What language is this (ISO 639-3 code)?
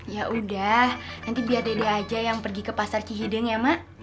ind